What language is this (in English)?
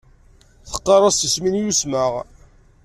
Kabyle